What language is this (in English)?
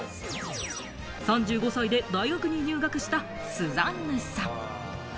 Japanese